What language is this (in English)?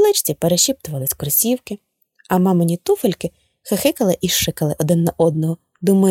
Ukrainian